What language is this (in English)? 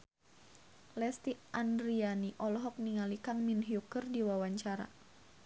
Sundanese